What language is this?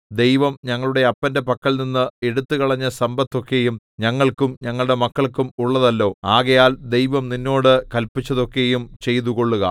Malayalam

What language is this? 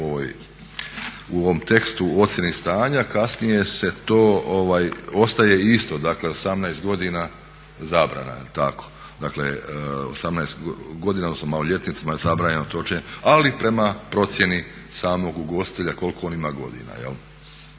Croatian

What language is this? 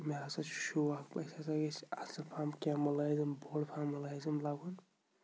Kashmiri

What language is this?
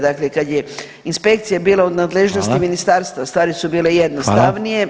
Croatian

